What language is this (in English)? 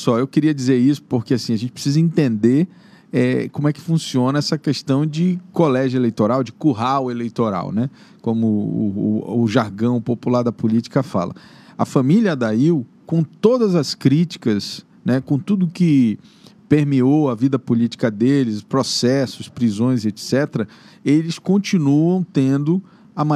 Portuguese